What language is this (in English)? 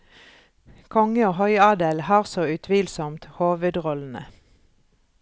Norwegian